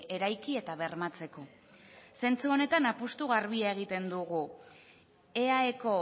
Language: Basque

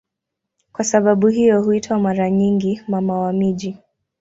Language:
Swahili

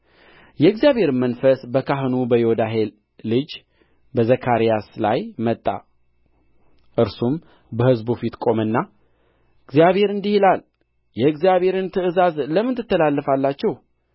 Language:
Amharic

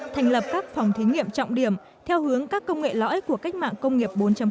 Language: Vietnamese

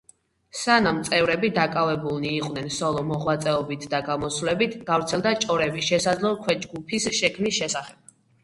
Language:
Georgian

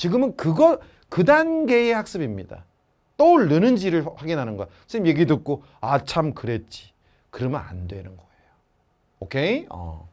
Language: Korean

